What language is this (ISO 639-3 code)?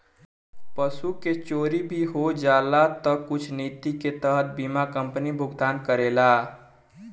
bho